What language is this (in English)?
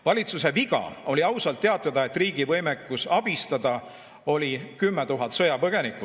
Estonian